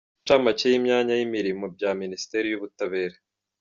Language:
Kinyarwanda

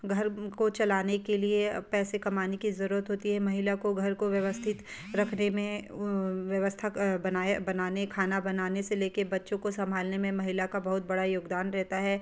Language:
Hindi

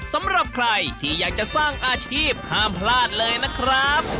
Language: Thai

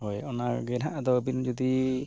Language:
Santali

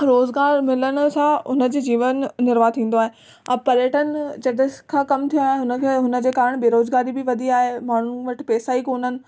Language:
Sindhi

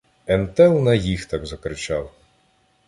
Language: Ukrainian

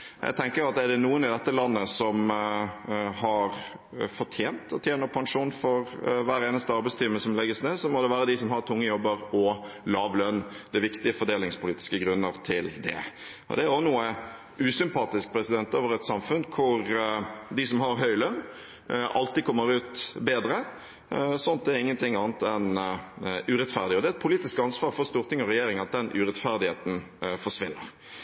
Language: Norwegian Bokmål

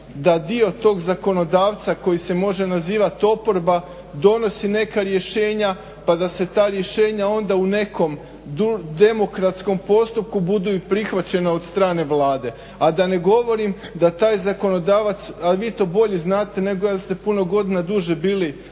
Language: Croatian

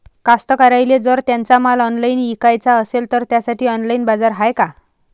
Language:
Marathi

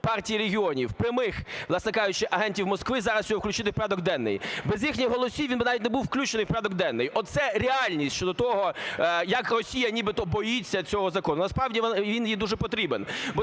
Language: Ukrainian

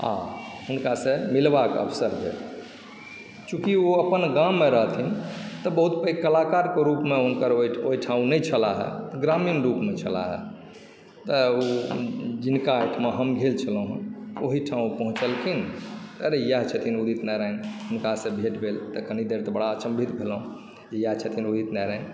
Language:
Maithili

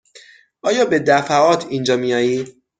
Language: Persian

